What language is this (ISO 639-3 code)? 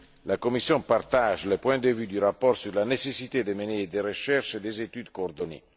fra